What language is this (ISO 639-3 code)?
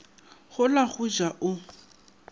nso